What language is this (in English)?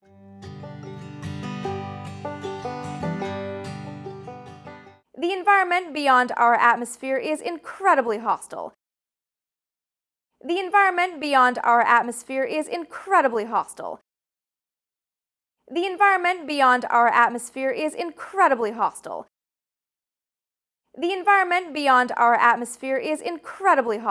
English